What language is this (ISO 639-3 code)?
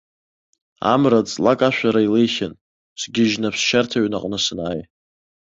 abk